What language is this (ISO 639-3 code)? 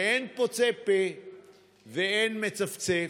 heb